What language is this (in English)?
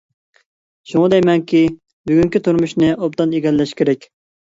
Uyghur